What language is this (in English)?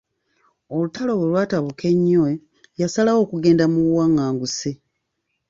Ganda